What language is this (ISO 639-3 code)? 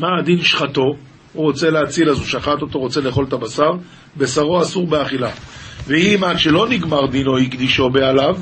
heb